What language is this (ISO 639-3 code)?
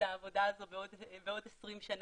heb